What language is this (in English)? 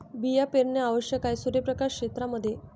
Marathi